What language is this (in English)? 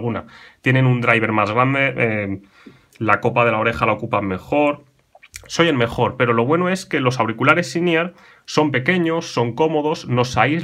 Spanish